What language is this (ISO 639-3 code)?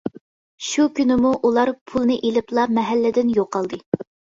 uig